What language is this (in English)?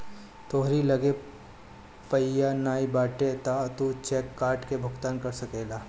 Bhojpuri